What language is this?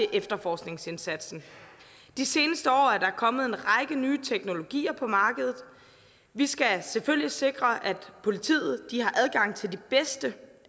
Danish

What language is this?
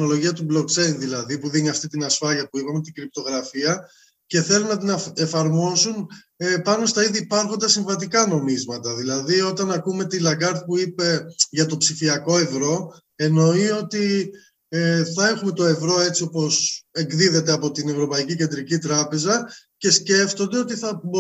Greek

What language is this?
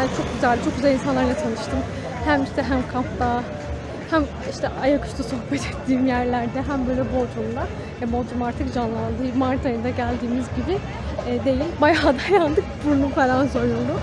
Turkish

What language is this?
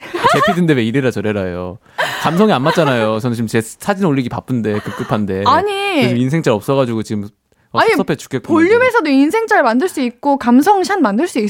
Korean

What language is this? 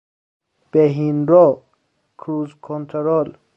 Persian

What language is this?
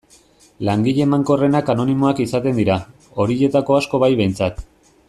Basque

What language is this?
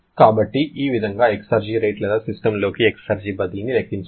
Telugu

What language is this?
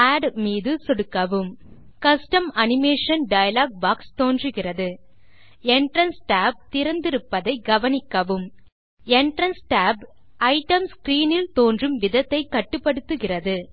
Tamil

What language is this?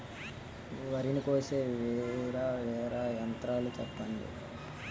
Telugu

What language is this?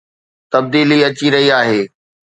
Sindhi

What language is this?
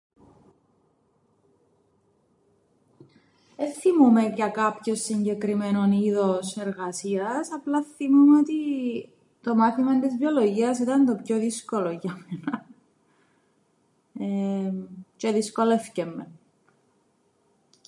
Greek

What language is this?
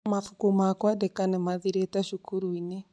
Kikuyu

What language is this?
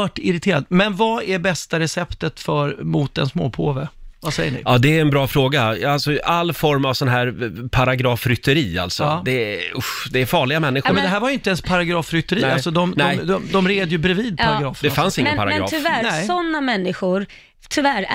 Swedish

